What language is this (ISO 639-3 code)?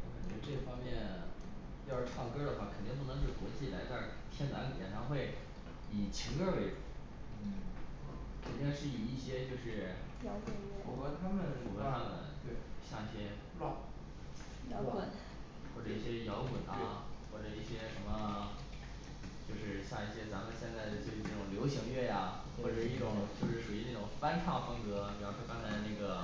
zho